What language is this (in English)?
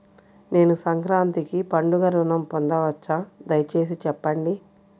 Telugu